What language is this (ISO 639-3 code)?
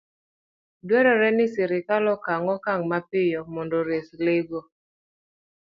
luo